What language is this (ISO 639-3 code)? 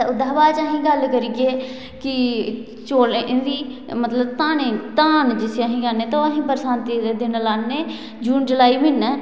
doi